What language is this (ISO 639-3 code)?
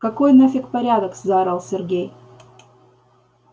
rus